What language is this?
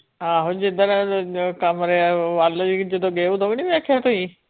Punjabi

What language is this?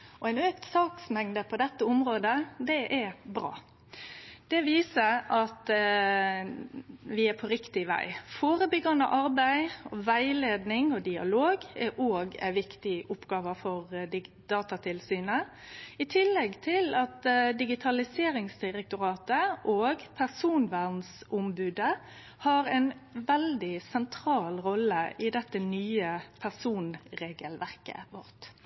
Norwegian Nynorsk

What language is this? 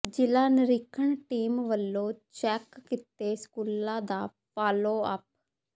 Punjabi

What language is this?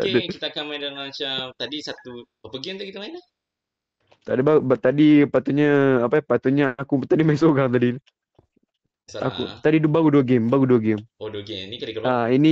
Malay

